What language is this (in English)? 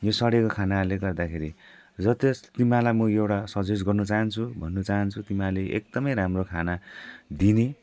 Nepali